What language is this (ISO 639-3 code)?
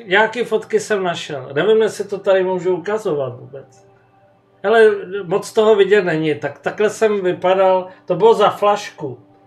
ces